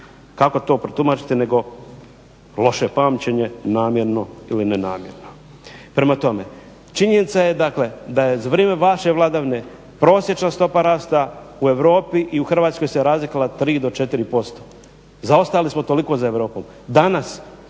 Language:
Croatian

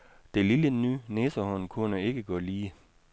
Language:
Danish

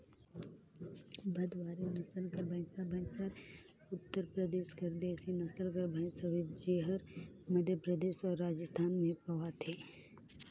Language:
Chhattisgarhi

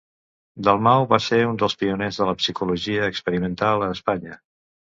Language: Catalan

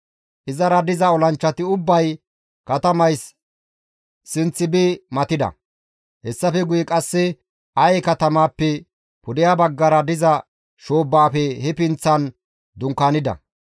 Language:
Gamo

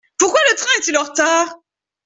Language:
French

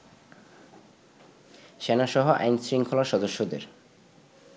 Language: Bangla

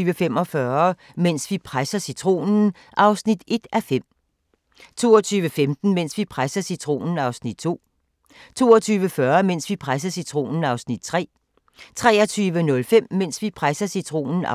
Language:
Danish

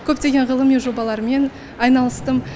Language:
Kazakh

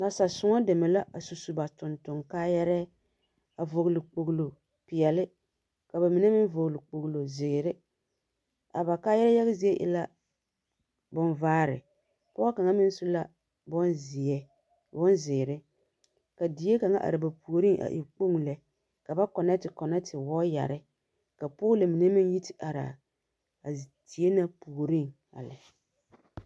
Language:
Southern Dagaare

